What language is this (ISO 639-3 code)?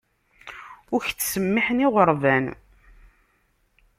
kab